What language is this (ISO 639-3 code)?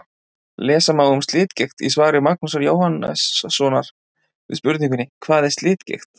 isl